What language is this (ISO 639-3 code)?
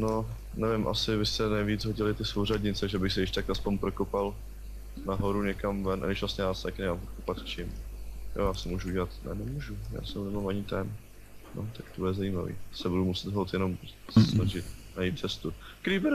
ces